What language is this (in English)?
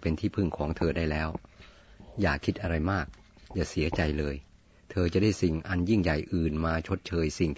Thai